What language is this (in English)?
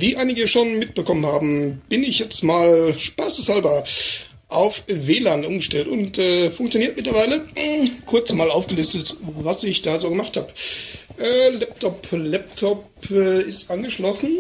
German